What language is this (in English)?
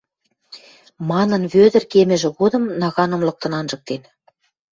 Western Mari